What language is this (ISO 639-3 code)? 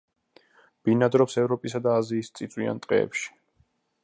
kat